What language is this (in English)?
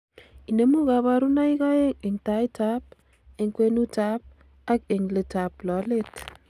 Kalenjin